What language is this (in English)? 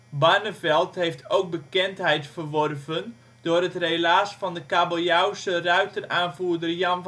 Dutch